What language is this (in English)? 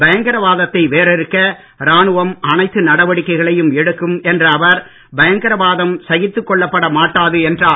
Tamil